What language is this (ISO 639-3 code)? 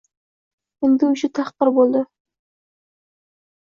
uzb